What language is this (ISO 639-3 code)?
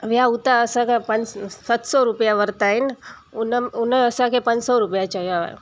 snd